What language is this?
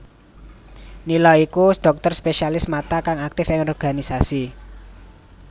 Javanese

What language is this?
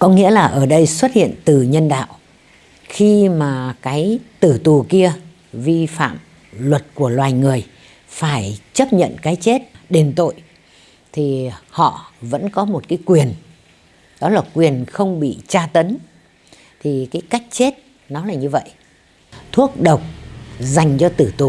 Vietnamese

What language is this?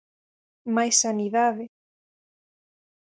Galician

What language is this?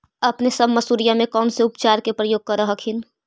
Magahi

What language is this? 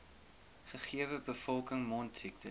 Afrikaans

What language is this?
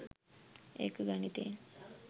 Sinhala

